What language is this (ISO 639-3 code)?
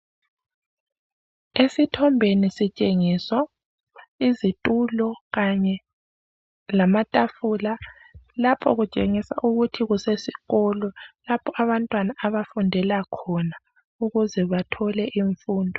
nde